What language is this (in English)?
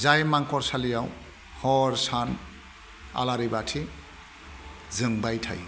Bodo